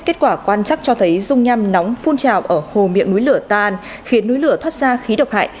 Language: Vietnamese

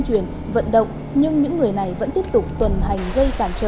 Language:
Vietnamese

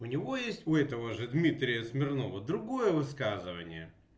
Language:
Russian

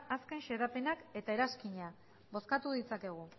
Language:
Basque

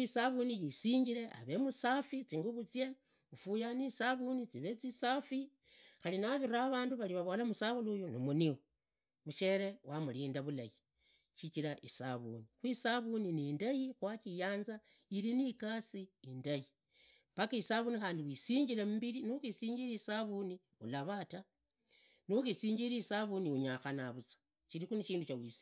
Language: Idakho-Isukha-Tiriki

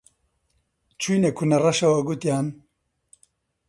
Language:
Central Kurdish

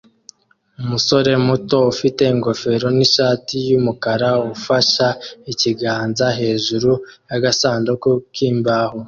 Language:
Kinyarwanda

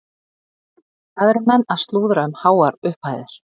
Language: Icelandic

